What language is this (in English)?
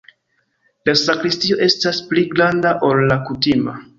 Esperanto